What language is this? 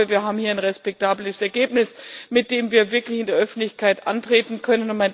German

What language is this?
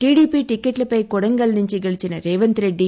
Telugu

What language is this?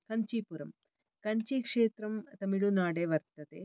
Sanskrit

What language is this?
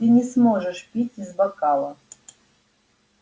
Russian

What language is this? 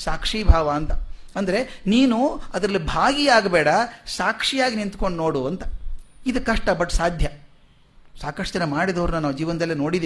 Kannada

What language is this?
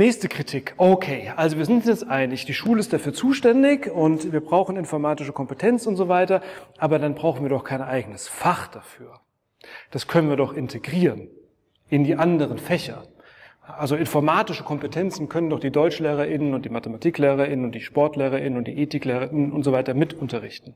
German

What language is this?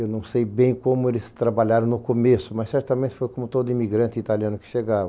Portuguese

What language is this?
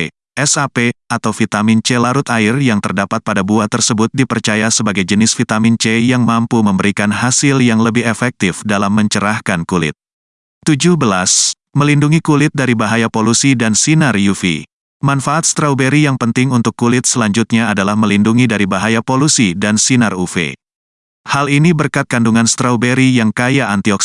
Indonesian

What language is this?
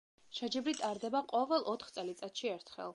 Georgian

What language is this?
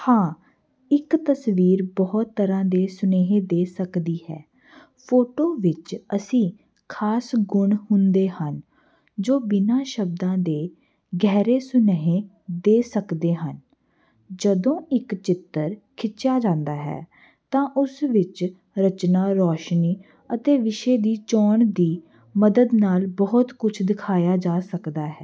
Punjabi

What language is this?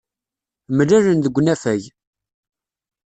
Kabyle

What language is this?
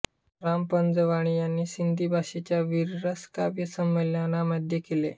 Marathi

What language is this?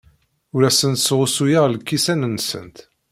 Kabyle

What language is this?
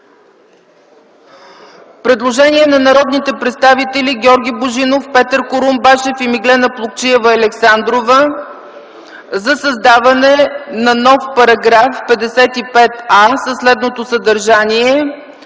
Bulgarian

